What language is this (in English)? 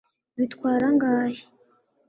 Kinyarwanda